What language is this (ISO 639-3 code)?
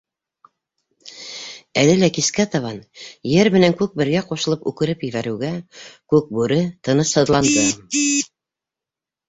bak